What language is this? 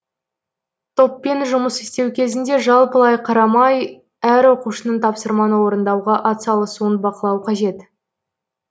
Kazakh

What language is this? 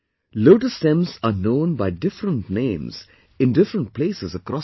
English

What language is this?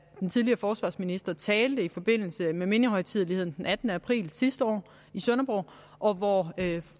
Danish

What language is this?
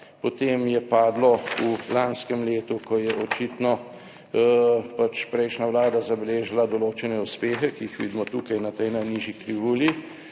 Slovenian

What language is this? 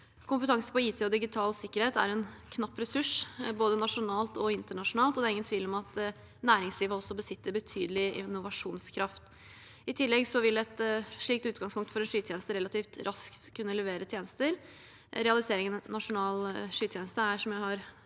Norwegian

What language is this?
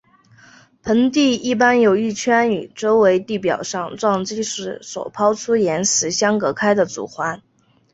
Chinese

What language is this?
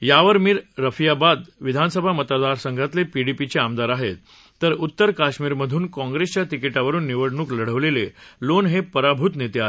Marathi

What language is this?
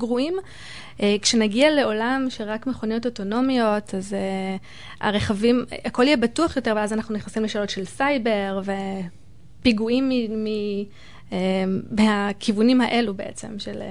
Hebrew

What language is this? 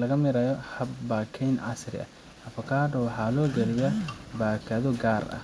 Somali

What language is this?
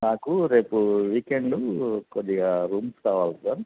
Telugu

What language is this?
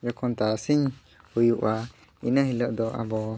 Santali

